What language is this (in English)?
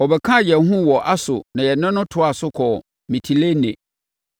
Akan